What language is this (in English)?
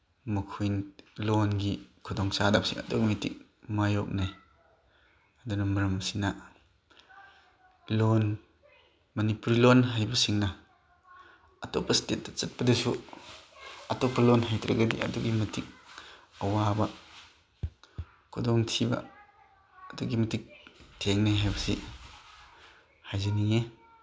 Manipuri